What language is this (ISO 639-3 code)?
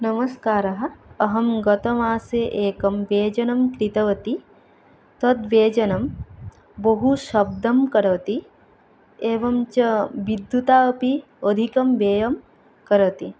san